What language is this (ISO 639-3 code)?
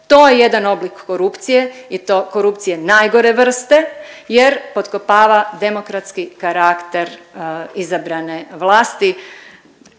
hrv